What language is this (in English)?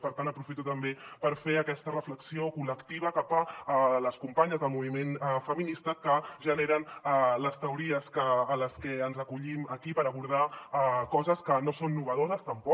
Catalan